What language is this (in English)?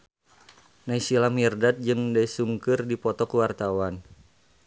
Sundanese